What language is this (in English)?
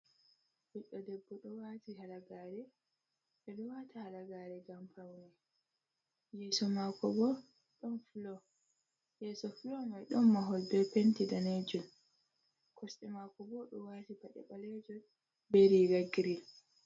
Fula